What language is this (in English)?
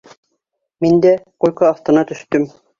Bashkir